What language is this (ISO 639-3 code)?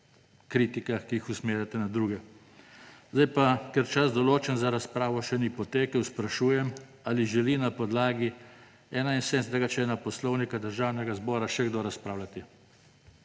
slv